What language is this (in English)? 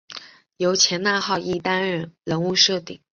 Chinese